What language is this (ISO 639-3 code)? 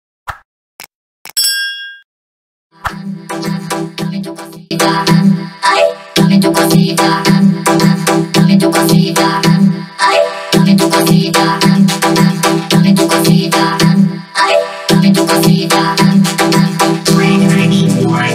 vie